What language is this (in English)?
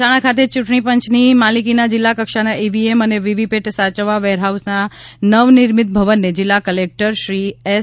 Gujarati